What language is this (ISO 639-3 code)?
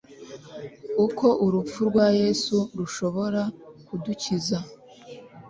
kin